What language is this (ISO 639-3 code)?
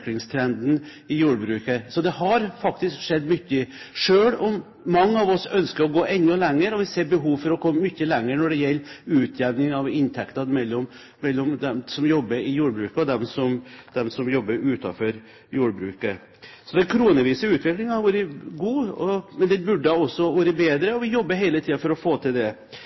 nob